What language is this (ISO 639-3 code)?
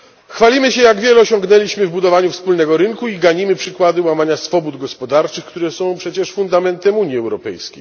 pol